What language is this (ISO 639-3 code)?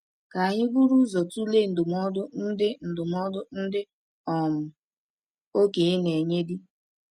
ibo